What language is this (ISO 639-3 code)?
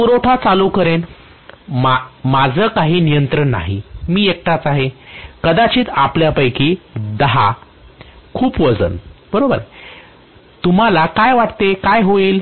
mar